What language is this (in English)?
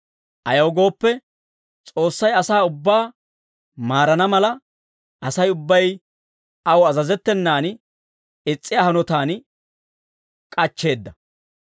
Dawro